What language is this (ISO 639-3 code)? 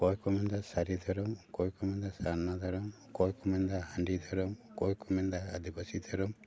sat